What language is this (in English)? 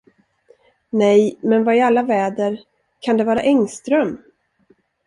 Swedish